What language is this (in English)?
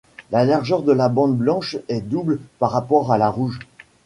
French